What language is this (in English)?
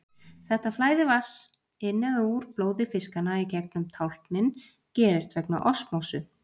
Icelandic